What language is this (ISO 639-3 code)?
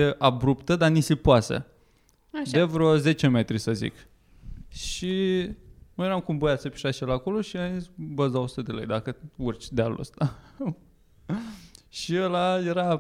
ron